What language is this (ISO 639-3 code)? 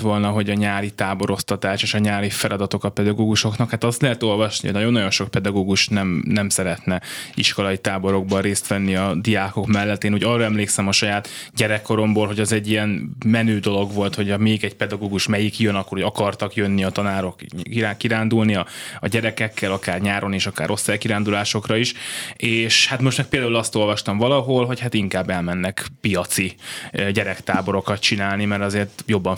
hun